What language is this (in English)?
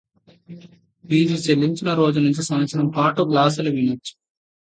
Telugu